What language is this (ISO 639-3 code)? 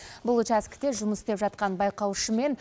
kaz